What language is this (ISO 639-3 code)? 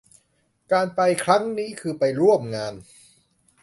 tha